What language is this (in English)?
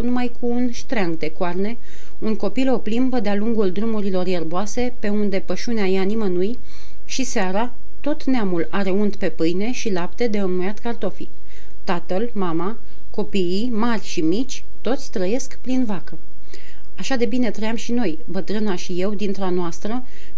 Romanian